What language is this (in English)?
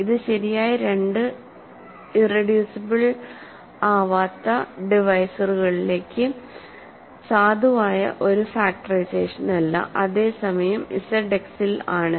Malayalam